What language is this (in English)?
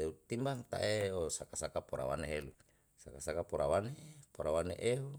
Yalahatan